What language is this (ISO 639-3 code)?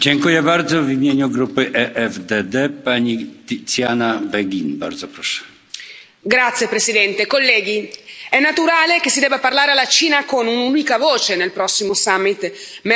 ita